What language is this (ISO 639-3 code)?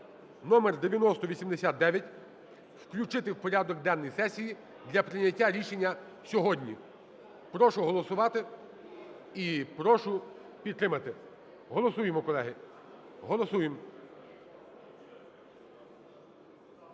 ukr